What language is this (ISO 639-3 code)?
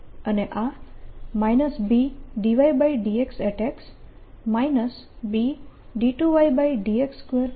guj